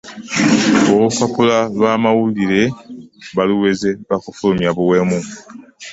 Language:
Ganda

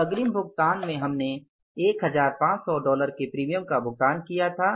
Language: Hindi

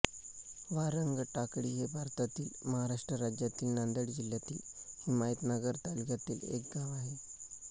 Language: Marathi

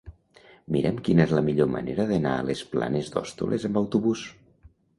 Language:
Catalan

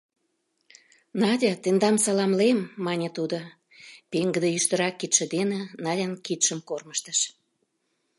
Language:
Mari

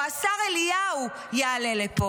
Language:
Hebrew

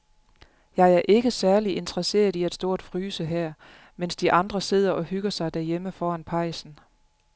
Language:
Danish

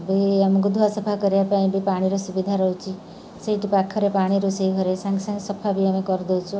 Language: Odia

